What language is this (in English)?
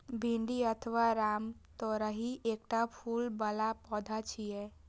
Maithili